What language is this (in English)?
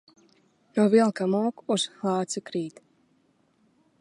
Latvian